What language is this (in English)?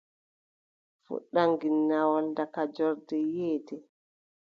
Adamawa Fulfulde